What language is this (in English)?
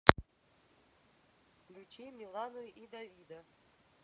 Russian